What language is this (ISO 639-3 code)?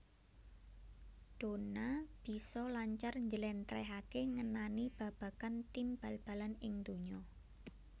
jav